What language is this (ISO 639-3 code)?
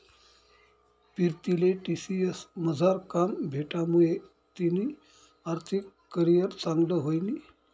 mar